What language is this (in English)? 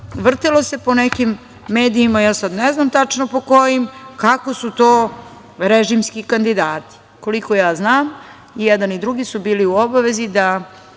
Serbian